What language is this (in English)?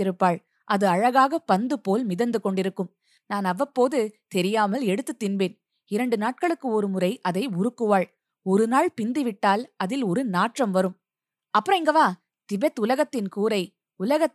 Tamil